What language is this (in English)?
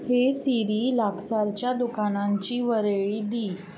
Konkani